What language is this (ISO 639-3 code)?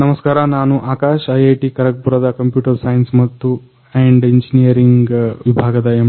kan